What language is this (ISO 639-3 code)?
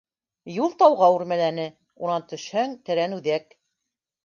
bak